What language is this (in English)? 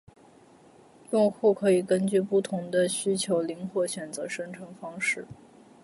Chinese